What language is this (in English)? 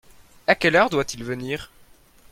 French